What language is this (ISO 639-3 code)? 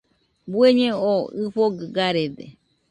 hux